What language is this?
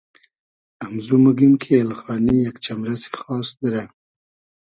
Hazaragi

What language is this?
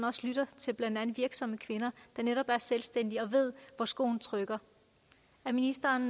Danish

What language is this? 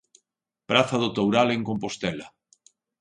Galician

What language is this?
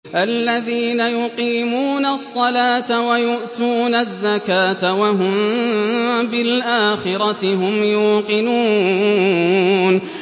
Arabic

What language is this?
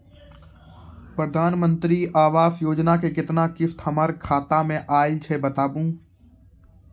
Maithili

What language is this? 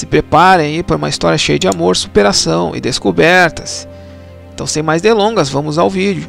Portuguese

